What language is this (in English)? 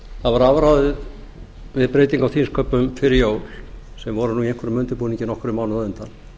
Icelandic